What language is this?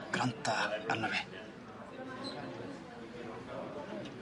Welsh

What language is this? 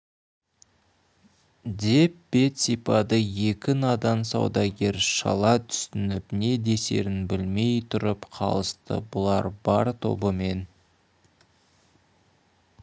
Kazakh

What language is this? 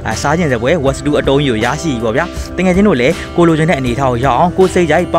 Thai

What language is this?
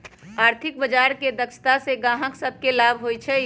Magahi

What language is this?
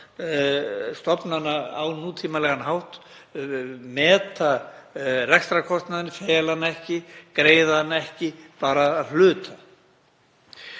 Icelandic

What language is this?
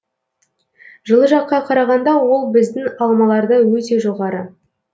Kazakh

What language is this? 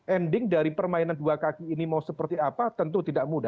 Indonesian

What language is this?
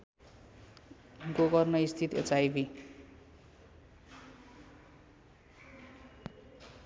Nepali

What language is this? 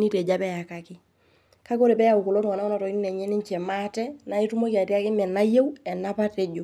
Masai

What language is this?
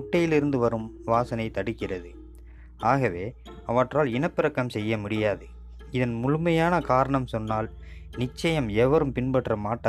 Tamil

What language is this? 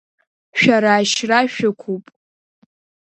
Abkhazian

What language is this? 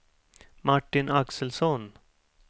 Swedish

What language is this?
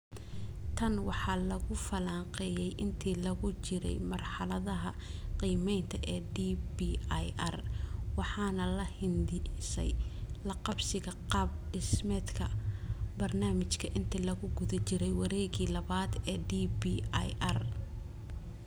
Somali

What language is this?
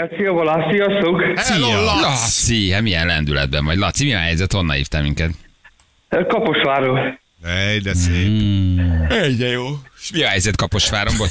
Hungarian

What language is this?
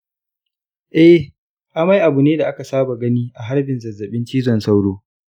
Hausa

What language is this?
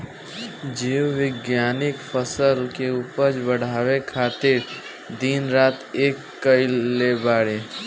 Bhojpuri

